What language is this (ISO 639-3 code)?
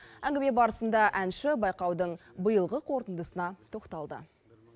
kaz